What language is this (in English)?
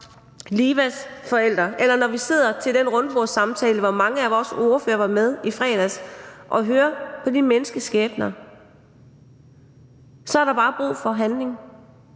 Danish